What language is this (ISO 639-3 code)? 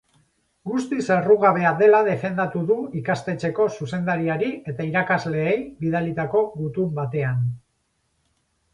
eus